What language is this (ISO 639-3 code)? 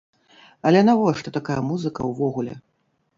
bel